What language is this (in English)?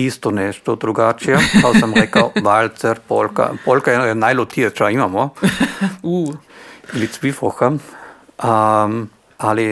Croatian